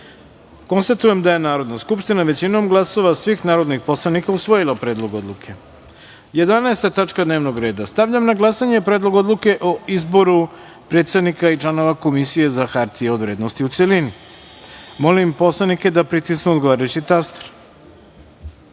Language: Serbian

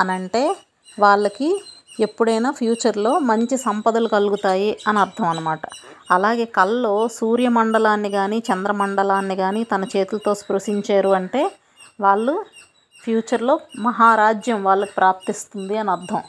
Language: Telugu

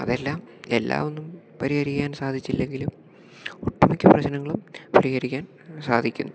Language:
Malayalam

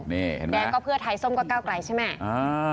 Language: Thai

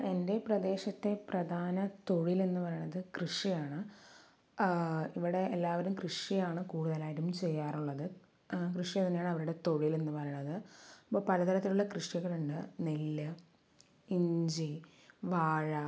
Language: Malayalam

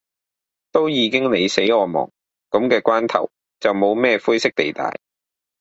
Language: Cantonese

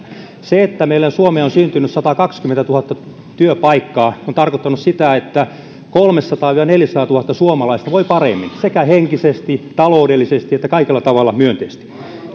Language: Finnish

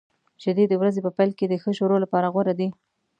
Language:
Pashto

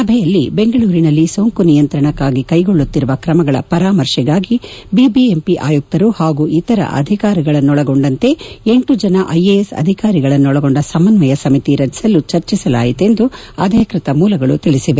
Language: Kannada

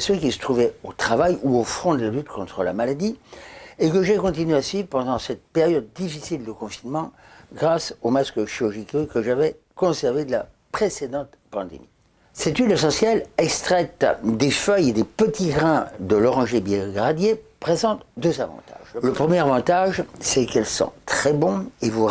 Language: French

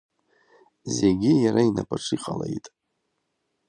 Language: Abkhazian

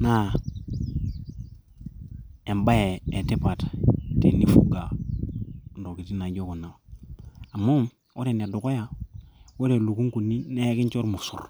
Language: Masai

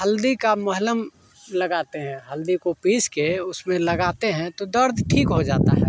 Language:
Hindi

